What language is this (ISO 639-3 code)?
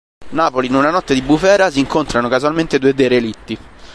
ita